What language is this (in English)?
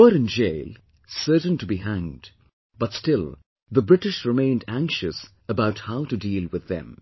English